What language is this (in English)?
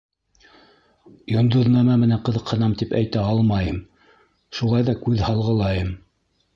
Bashkir